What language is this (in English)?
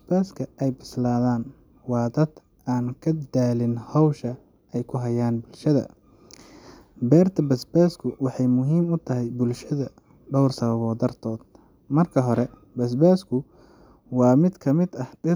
Somali